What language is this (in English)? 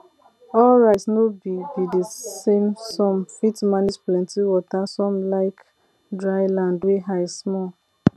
Nigerian Pidgin